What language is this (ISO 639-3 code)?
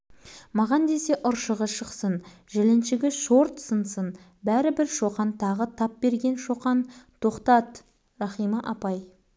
kaz